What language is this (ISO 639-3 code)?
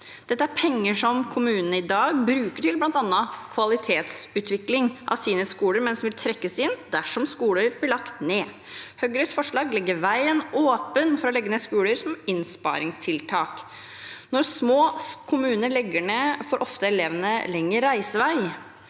nor